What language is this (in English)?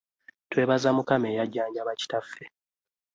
Ganda